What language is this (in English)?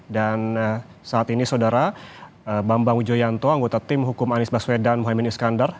Indonesian